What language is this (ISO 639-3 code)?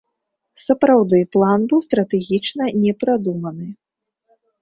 bel